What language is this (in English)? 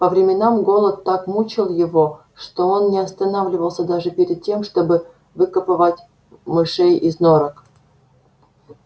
Russian